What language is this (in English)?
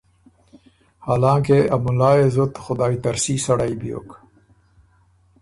Ormuri